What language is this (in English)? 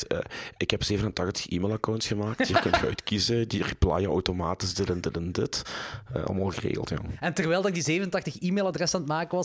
Dutch